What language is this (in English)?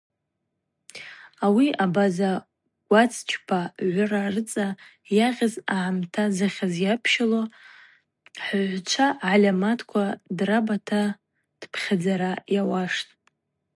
Abaza